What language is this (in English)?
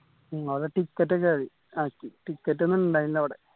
Malayalam